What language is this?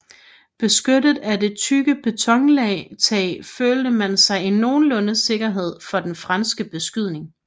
Danish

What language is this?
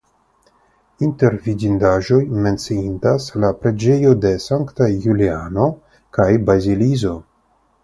Esperanto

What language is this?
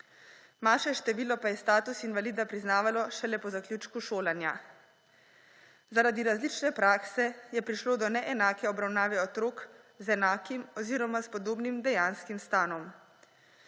Slovenian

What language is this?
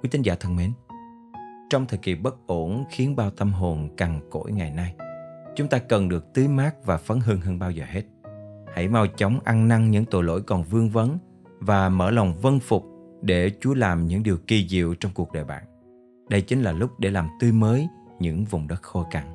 Vietnamese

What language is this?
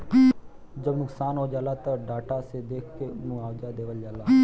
Bhojpuri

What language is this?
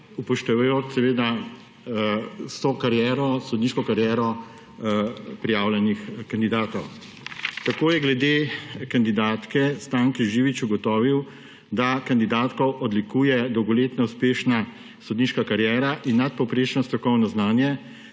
Slovenian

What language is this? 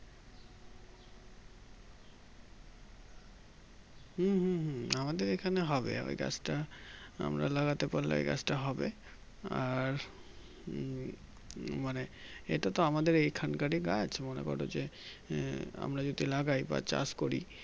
Bangla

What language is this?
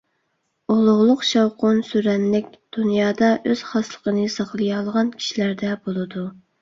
Uyghur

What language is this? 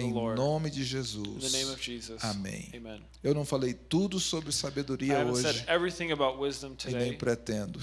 Portuguese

